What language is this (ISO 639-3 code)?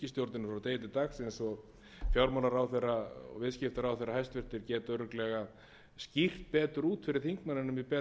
isl